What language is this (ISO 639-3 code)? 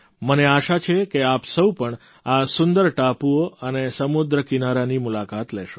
guj